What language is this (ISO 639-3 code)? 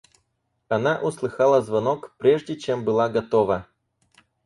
rus